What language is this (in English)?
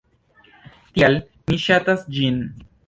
Esperanto